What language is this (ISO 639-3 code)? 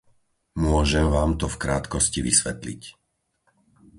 slk